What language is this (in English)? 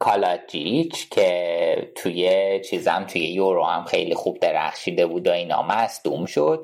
Persian